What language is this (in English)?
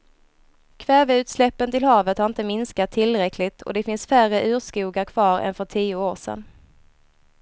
Swedish